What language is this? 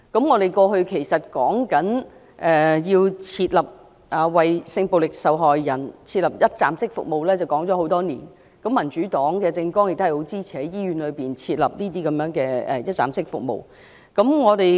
Cantonese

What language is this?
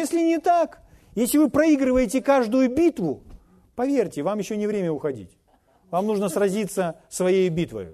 Russian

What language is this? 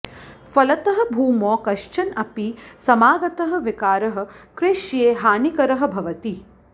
Sanskrit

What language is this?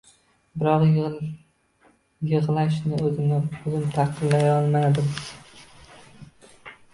Uzbek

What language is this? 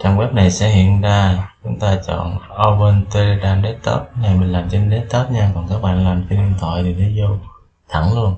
Vietnamese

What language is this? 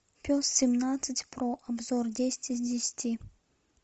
Russian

